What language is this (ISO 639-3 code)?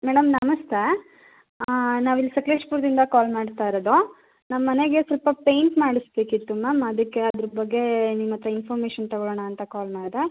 kan